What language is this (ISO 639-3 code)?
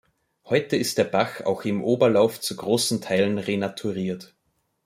deu